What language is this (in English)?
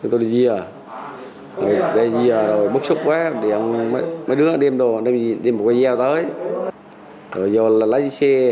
Vietnamese